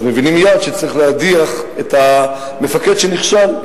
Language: Hebrew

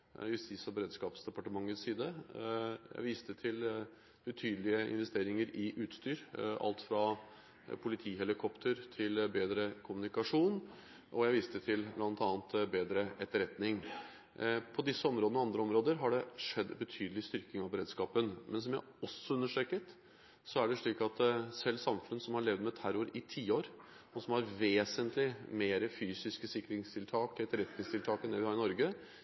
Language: Norwegian Bokmål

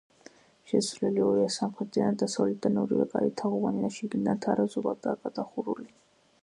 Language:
Georgian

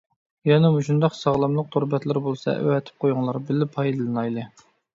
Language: Uyghur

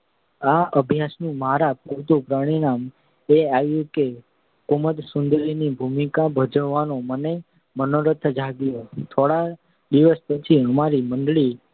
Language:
Gujarati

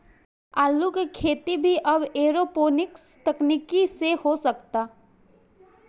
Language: Bhojpuri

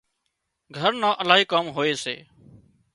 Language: Wadiyara Koli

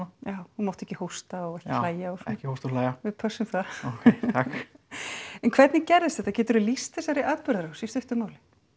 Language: Icelandic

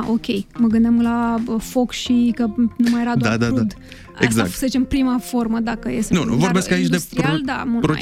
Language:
Romanian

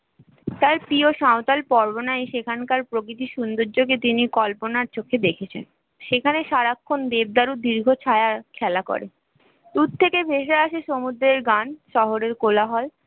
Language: Bangla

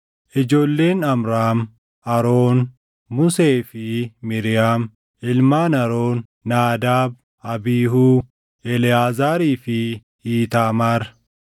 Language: Oromo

